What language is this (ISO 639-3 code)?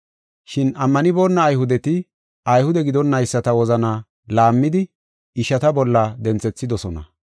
gof